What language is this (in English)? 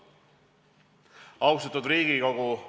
Estonian